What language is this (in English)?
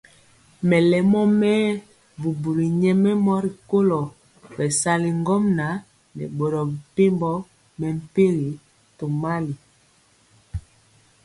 Mpiemo